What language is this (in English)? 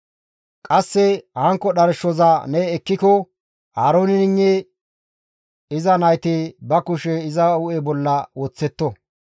Gamo